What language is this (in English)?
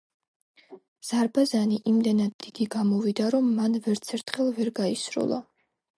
Georgian